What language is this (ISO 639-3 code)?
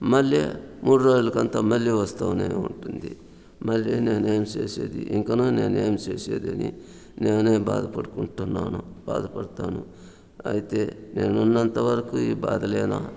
tel